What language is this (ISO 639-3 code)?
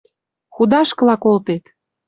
mrj